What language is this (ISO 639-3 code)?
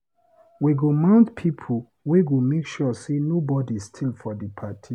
pcm